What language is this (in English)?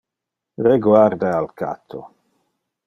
Interlingua